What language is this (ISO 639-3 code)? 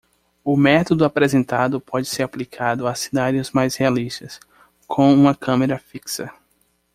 por